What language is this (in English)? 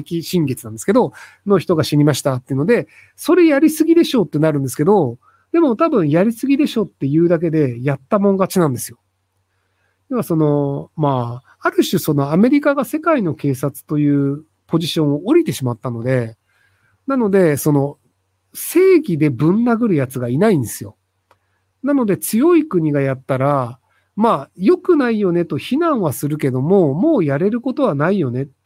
Japanese